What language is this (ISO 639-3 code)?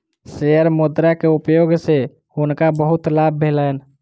mai